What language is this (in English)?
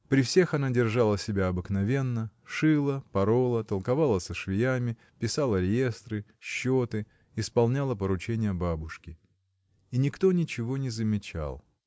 Russian